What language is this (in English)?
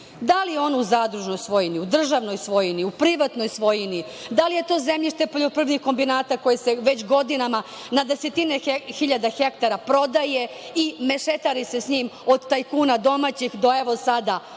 Serbian